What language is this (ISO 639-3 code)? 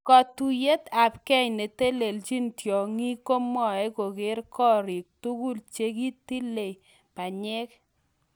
kln